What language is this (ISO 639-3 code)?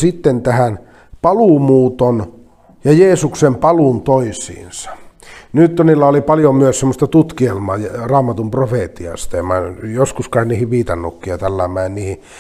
fin